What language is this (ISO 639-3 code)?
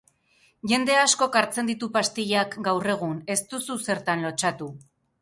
eus